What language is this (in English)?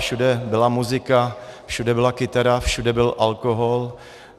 Czech